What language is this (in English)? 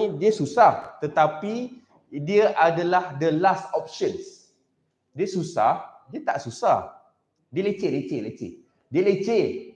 Malay